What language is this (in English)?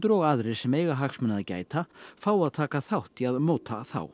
Icelandic